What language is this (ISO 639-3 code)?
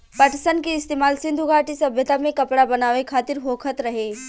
bho